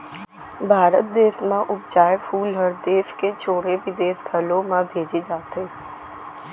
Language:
Chhattisgarhi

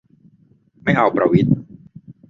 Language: Thai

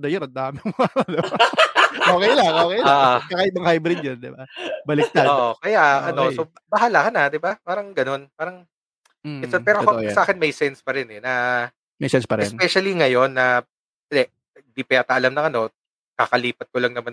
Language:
Filipino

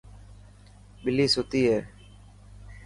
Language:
Dhatki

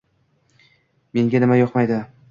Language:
Uzbek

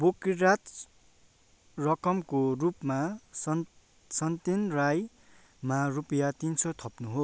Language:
Nepali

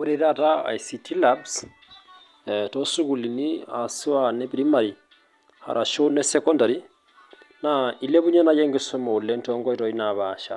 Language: Masai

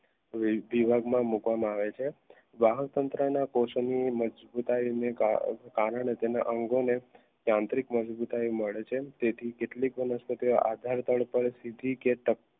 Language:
Gujarati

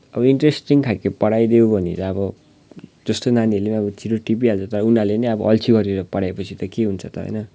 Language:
Nepali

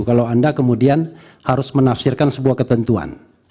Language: Indonesian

